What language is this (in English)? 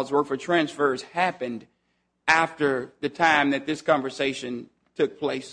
English